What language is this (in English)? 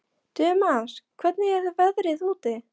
Icelandic